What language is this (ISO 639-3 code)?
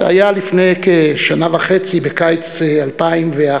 heb